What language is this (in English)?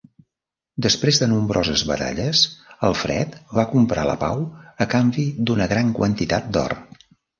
Catalan